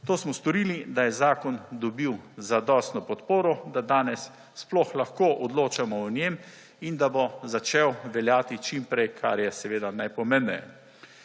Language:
Slovenian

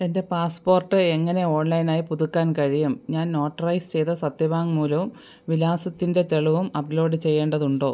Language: Malayalam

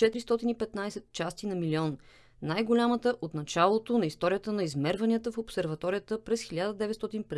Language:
Bulgarian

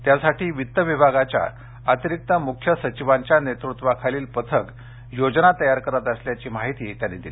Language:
Marathi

